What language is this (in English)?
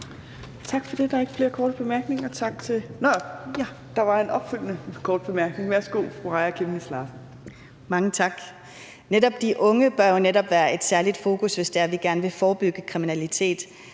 Danish